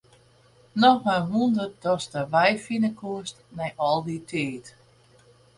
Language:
Western Frisian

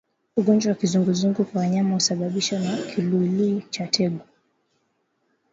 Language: Swahili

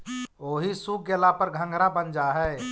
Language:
Magahi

